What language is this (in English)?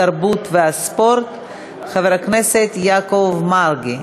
Hebrew